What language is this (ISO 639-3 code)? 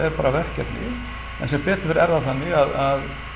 isl